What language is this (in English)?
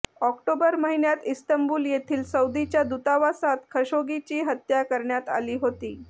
Marathi